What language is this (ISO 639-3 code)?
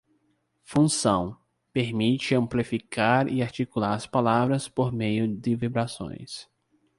por